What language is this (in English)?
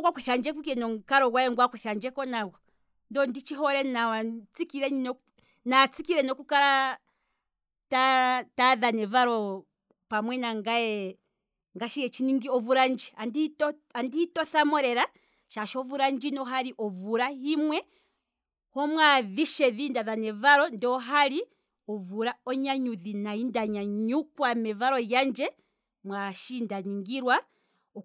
Kwambi